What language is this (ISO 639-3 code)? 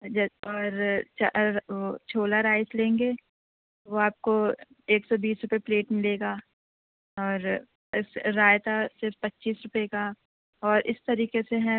urd